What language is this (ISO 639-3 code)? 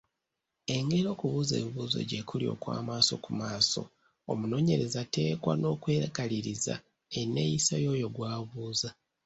lug